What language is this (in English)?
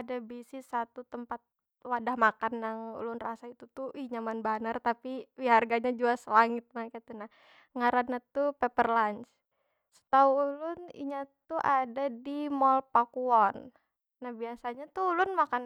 Banjar